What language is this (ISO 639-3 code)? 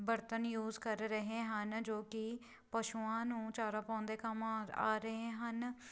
pan